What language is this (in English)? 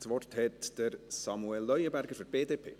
Swiss German